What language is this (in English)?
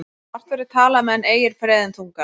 Icelandic